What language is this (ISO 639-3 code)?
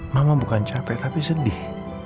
ind